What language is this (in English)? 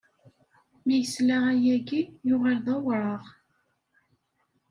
Kabyle